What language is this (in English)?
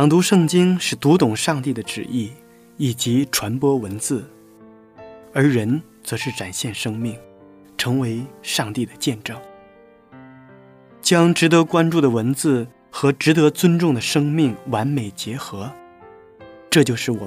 Chinese